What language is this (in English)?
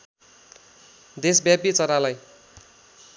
Nepali